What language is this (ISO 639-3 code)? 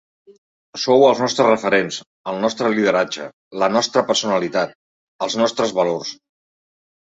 cat